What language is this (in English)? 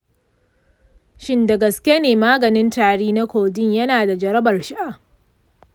Hausa